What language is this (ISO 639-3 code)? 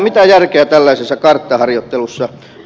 fin